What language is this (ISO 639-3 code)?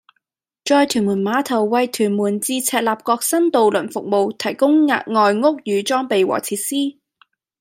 yue